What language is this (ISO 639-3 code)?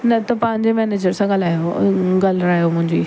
snd